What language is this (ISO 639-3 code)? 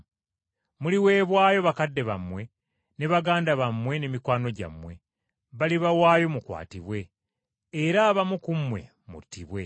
lug